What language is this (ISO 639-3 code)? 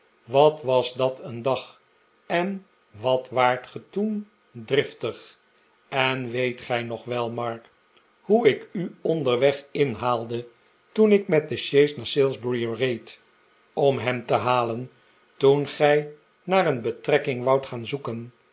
nld